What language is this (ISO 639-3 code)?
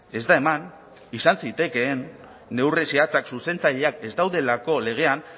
eus